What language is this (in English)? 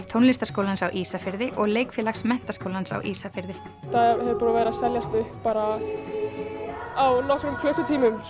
Icelandic